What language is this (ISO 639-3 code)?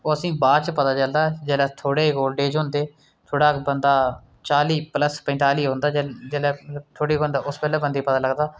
doi